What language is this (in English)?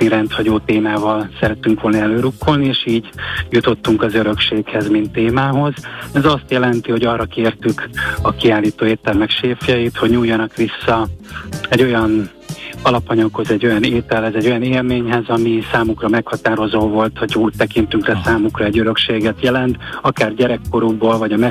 Hungarian